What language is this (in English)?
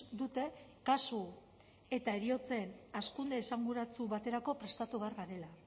Basque